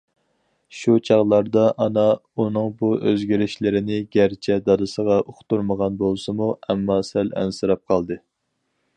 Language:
Uyghur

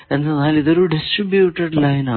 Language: Malayalam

